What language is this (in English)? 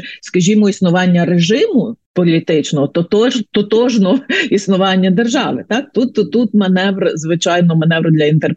Ukrainian